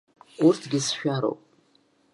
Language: Abkhazian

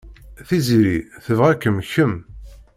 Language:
Kabyle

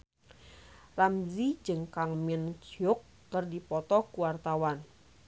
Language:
Sundanese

